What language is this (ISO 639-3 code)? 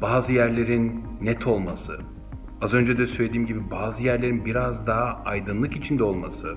tur